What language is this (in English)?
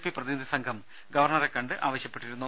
Malayalam